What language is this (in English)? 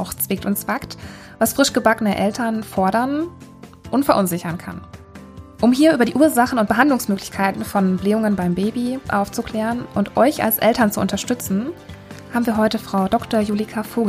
German